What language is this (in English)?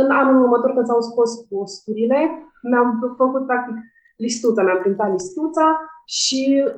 Romanian